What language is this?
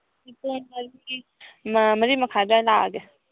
Manipuri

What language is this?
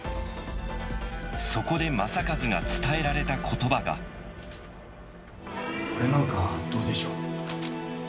Japanese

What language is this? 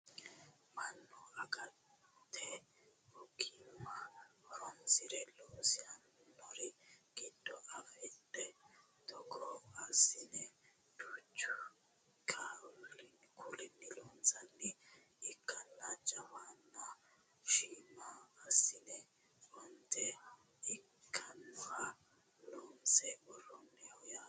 Sidamo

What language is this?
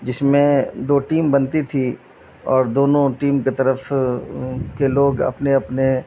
Urdu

